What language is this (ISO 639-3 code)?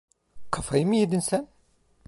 tur